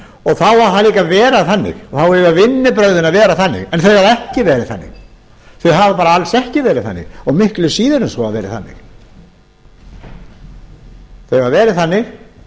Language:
Icelandic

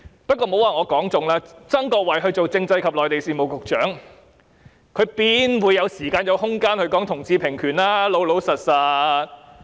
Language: Cantonese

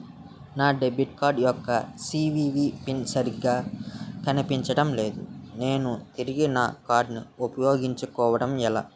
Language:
Telugu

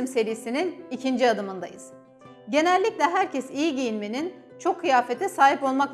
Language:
Turkish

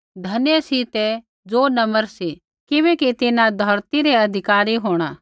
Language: Kullu Pahari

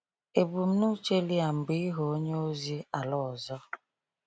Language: Igbo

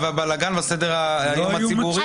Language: Hebrew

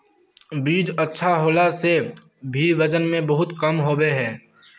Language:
Magahi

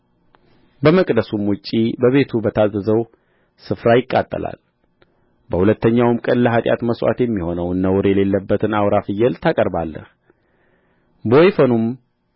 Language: Amharic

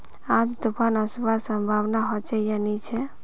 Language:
Magahi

